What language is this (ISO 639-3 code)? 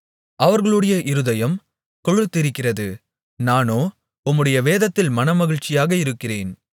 tam